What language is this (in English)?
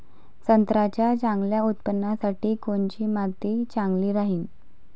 Marathi